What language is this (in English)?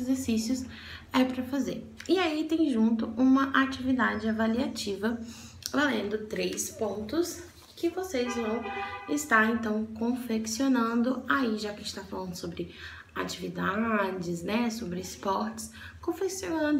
Portuguese